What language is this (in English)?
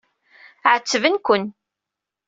Kabyle